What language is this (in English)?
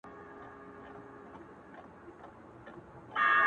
Pashto